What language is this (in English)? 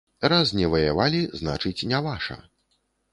Belarusian